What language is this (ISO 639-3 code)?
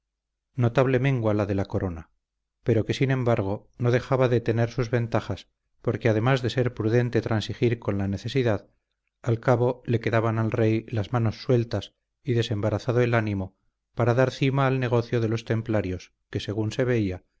spa